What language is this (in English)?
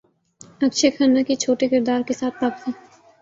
Urdu